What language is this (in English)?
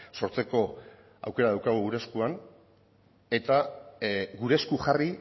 Basque